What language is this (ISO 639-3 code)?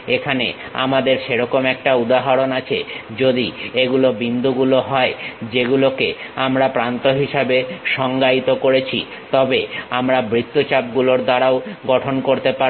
ben